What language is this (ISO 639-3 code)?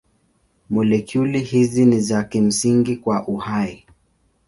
swa